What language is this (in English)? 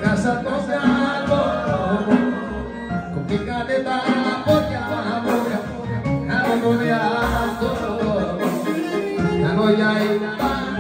Indonesian